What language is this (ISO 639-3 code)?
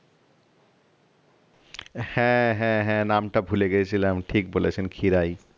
ben